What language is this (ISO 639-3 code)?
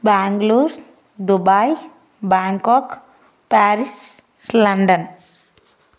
tel